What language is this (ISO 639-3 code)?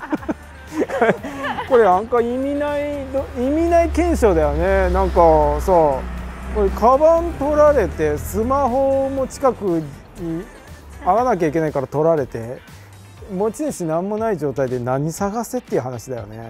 jpn